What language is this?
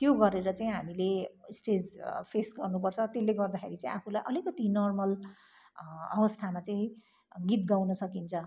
Nepali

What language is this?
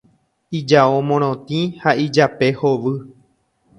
Guarani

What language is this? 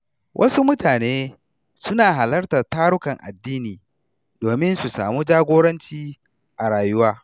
Hausa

